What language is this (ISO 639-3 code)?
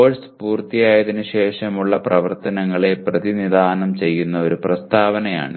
mal